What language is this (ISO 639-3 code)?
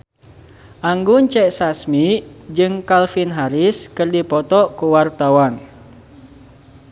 sun